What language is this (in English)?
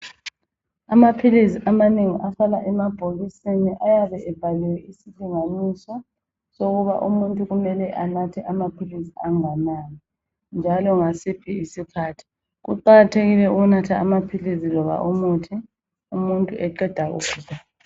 North Ndebele